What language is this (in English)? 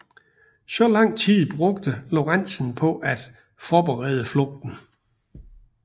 Danish